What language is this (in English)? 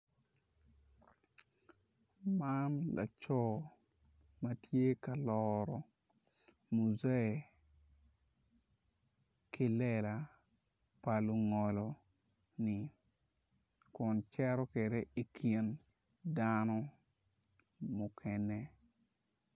Acoli